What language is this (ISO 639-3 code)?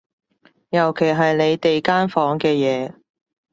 yue